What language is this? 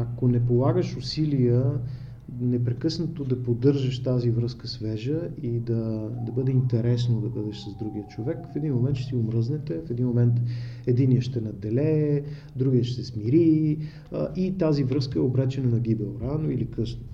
Bulgarian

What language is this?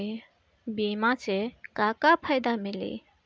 Bhojpuri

